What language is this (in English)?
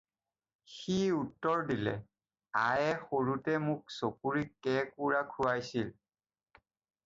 Assamese